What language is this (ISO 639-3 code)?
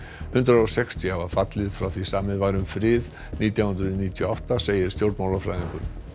isl